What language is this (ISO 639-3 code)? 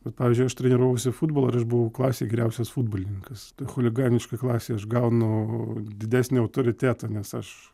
lit